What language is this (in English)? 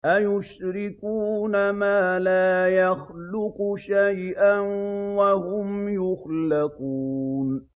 Arabic